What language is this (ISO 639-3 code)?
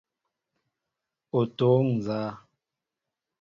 mbo